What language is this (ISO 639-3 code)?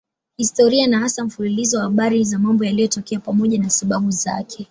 swa